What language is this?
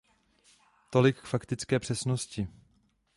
Czech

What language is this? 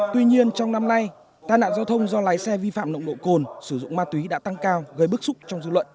Vietnamese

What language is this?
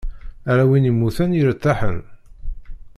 Kabyle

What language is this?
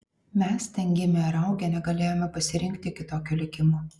Lithuanian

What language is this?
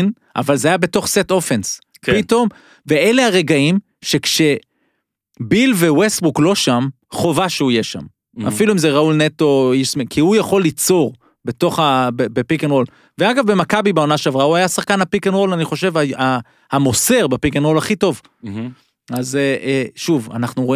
Hebrew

